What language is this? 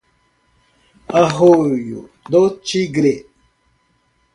Portuguese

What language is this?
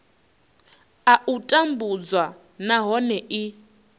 Venda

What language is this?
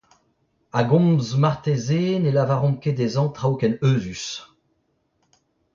Breton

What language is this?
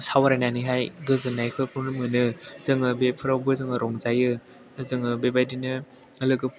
Bodo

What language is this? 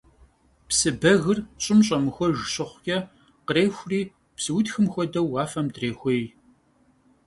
Kabardian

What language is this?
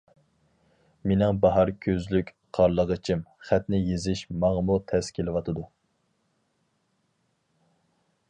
Uyghur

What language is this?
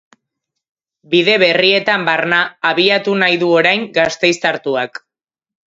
Basque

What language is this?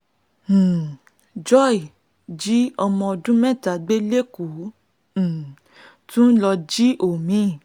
Yoruba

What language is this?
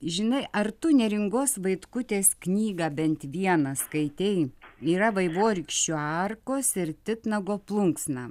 Lithuanian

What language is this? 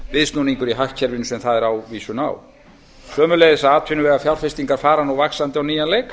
Icelandic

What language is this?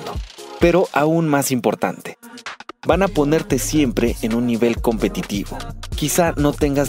Spanish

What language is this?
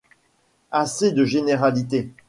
French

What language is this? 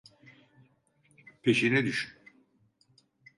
Turkish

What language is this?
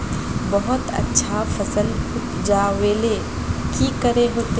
Magahi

